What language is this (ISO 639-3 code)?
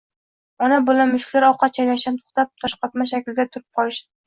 uzb